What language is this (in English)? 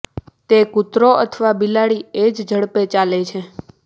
Gujarati